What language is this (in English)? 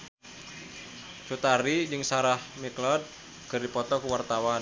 Sundanese